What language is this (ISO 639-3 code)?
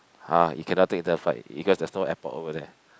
eng